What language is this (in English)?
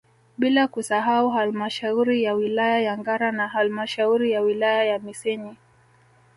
Swahili